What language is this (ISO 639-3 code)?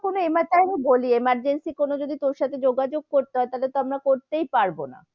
ben